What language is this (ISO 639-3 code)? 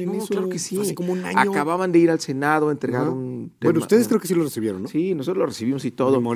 spa